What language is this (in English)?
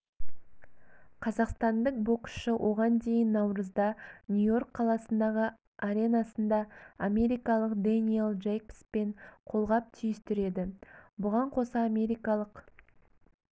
Kazakh